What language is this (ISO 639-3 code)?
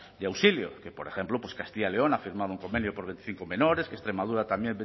spa